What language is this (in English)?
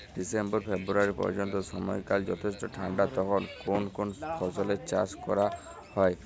Bangla